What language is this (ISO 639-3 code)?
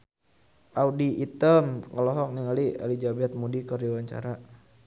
sun